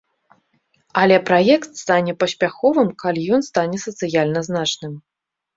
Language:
Belarusian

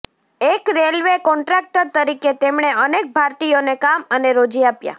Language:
Gujarati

